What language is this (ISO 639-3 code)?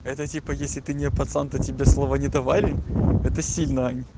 rus